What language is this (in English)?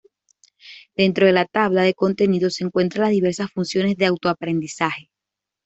Spanish